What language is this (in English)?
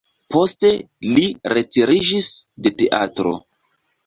Esperanto